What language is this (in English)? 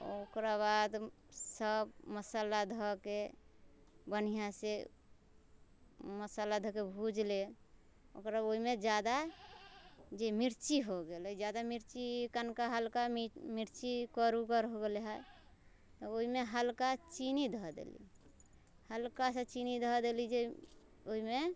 Maithili